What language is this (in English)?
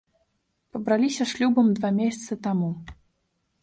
Belarusian